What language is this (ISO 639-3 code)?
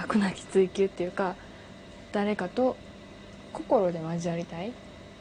jpn